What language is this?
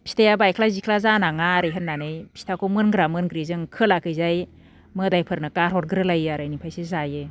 Bodo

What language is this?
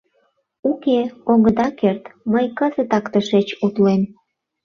Mari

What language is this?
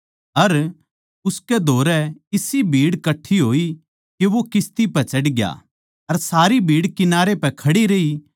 Haryanvi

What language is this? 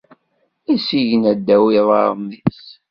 Kabyle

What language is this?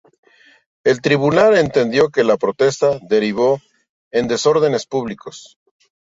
Spanish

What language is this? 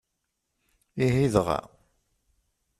Kabyle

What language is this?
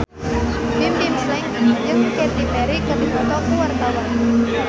Sundanese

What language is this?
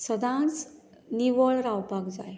Konkani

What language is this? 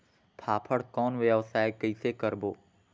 Chhattisgarhi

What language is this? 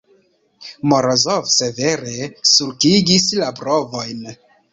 Esperanto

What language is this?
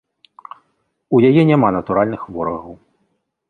Belarusian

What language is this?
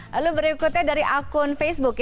Indonesian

